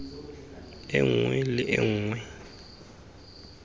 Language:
Tswana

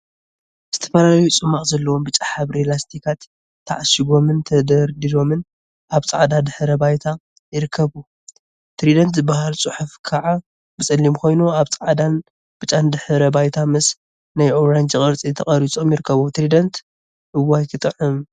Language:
Tigrinya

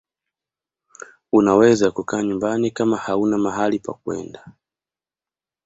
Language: Swahili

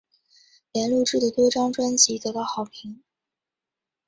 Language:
Chinese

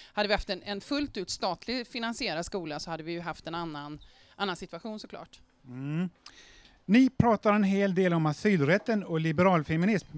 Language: Swedish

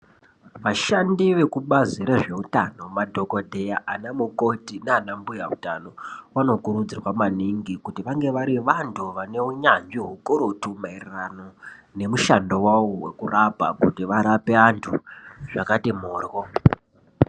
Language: Ndau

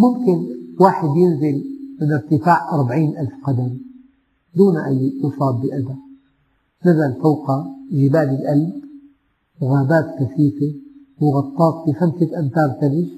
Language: Arabic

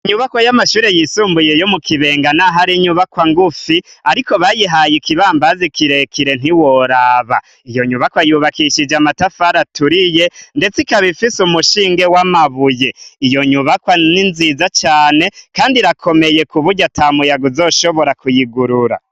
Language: Rundi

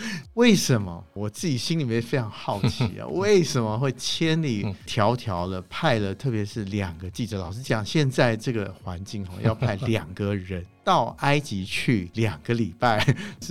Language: Chinese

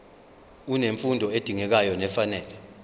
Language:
Zulu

